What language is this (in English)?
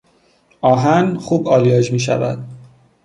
Persian